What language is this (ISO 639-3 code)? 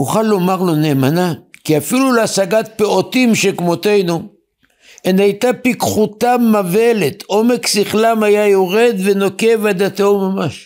heb